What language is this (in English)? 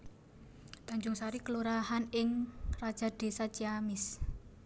Javanese